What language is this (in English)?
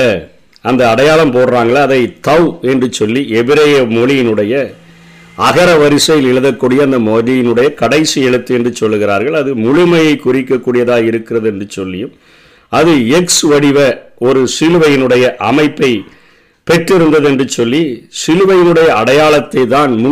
Tamil